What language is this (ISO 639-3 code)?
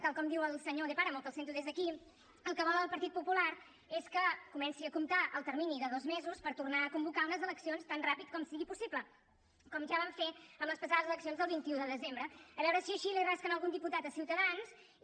cat